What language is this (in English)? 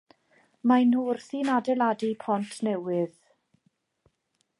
Welsh